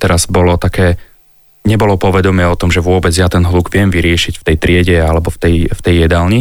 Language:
Slovak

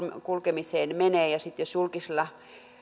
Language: Finnish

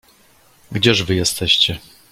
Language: Polish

